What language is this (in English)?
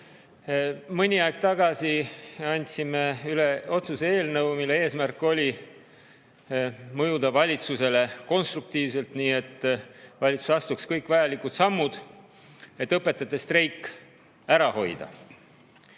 Estonian